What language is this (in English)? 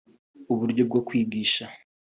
Kinyarwanda